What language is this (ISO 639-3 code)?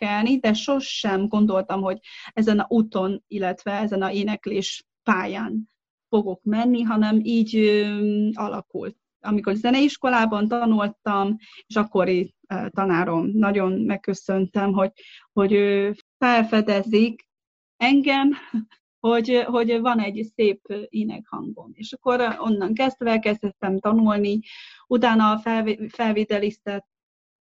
hun